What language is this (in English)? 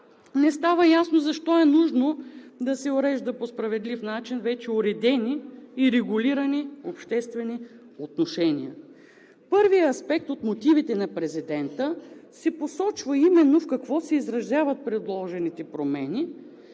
Bulgarian